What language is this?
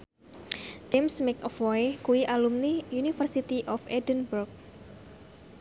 Javanese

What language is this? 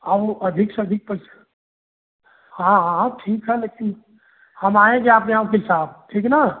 Hindi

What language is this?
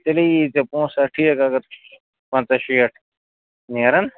Kashmiri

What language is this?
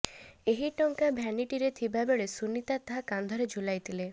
Odia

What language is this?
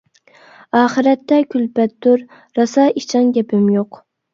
Uyghur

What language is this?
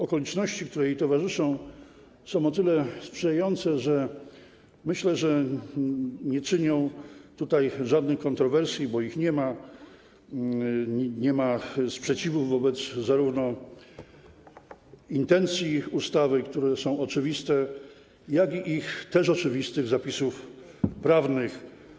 Polish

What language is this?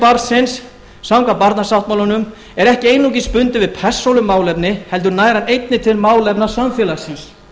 Icelandic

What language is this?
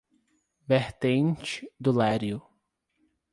Portuguese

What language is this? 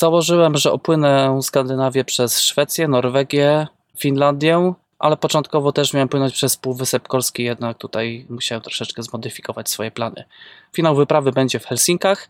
Polish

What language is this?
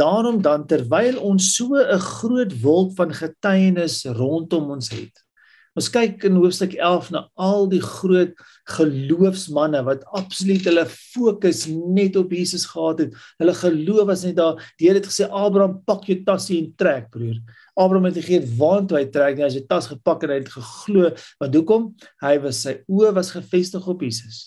Dutch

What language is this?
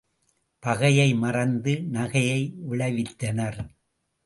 Tamil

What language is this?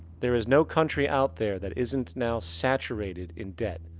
English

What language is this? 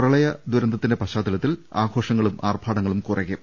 Malayalam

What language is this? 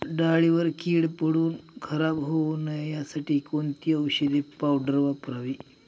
Marathi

